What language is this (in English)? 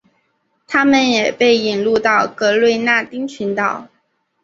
Chinese